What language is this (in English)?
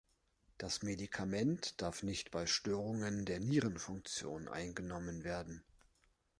German